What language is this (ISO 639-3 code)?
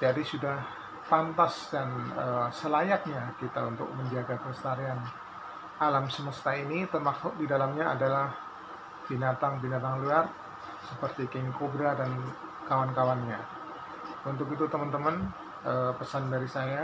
ind